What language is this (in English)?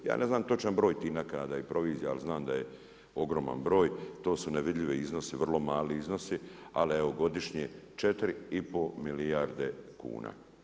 Croatian